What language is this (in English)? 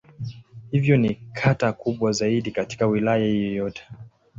Swahili